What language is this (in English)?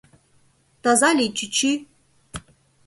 Mari